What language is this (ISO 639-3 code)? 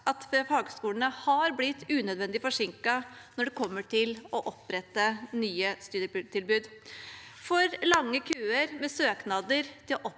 nor